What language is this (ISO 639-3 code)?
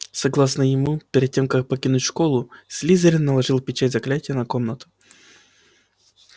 rus